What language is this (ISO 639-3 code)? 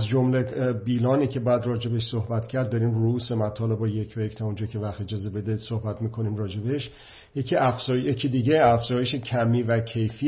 fas